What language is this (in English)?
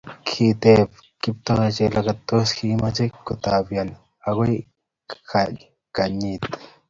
Kalenjin